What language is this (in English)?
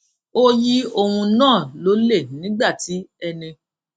Yoruba